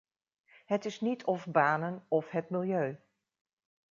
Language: Dutch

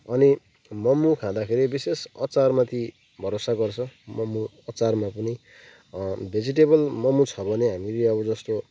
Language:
Nepali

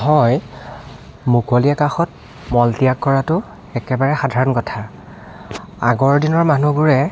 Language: Assamese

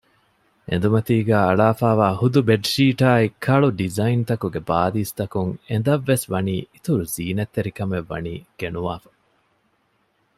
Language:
Divehi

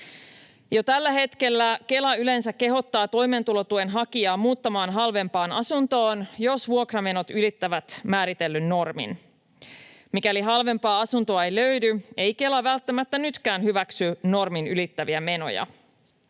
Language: Finnish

